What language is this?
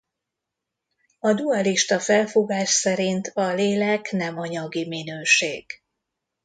Hungarian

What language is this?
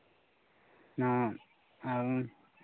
Santali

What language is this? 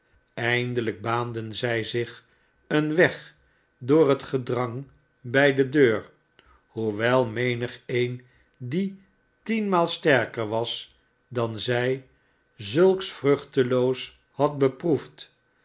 Dutch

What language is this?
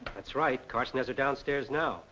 English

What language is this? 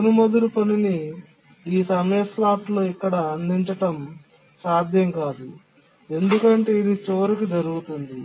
Telugu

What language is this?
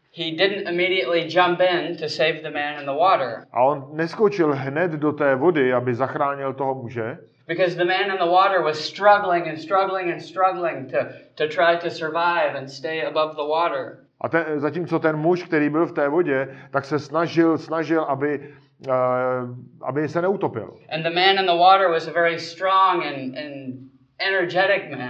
Czech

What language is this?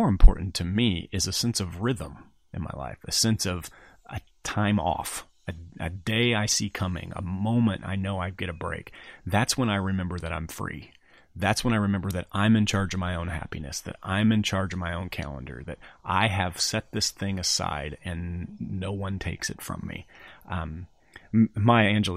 English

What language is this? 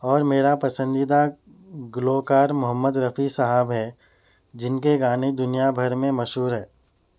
Urdu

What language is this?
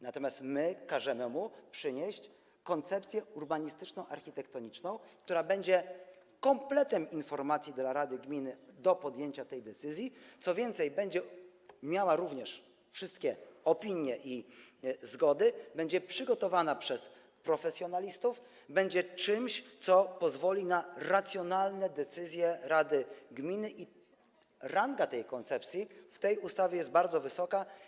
Polish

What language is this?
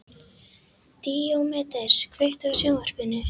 Icelandic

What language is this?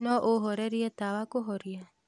Kikuyu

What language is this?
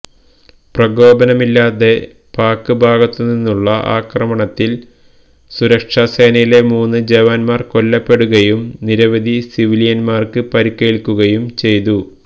Malayalam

